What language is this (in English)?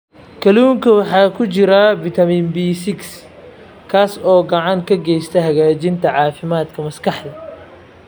Somali